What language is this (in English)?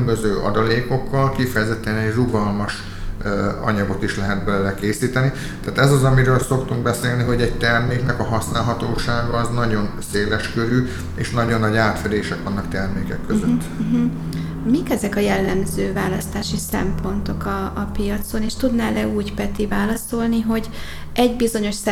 Hungarian